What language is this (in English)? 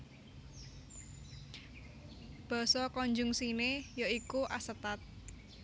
Javanese